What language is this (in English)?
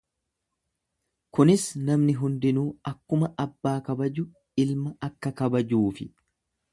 Oromo